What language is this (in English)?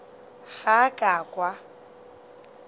Northern Sotho